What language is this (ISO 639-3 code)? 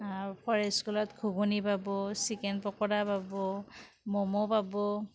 asm